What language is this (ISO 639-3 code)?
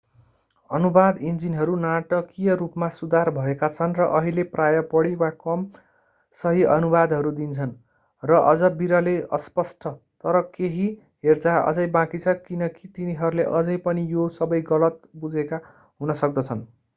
nep